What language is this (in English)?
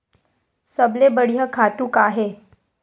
Chhattisgarhi